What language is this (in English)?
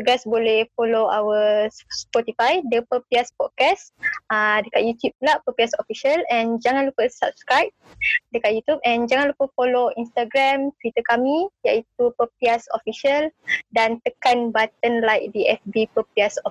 Malay